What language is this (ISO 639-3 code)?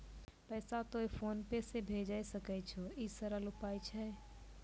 mai